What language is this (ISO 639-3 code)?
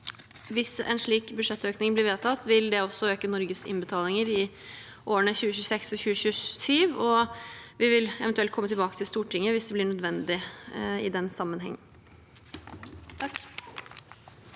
nor